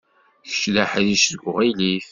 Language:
Kabyle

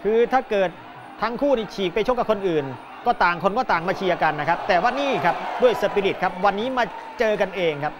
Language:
Thai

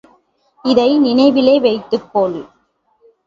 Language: Tamil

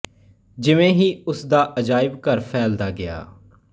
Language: Punjabi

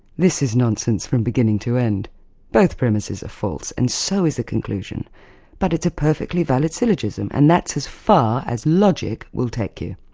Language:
English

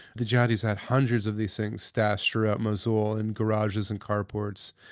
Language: English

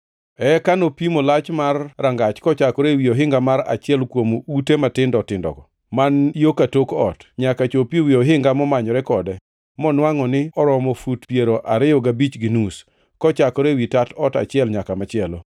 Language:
Luo (Kenya and Tanzania)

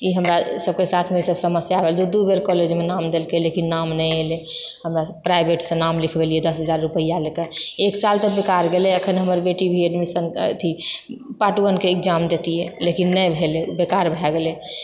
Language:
Maithili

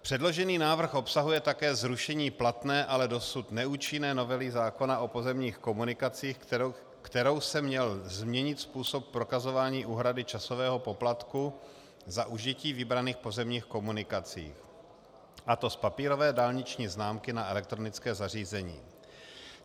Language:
Czech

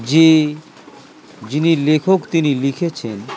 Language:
Bangla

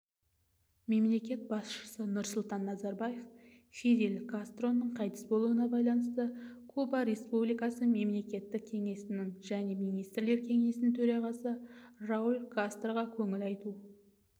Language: Kazakh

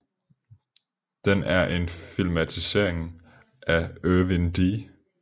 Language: Danish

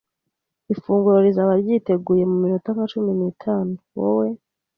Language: Kinyarwanda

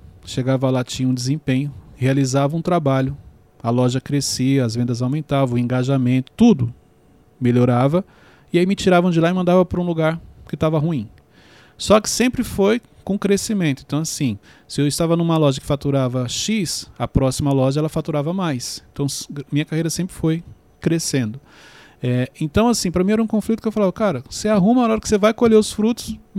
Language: Portuguese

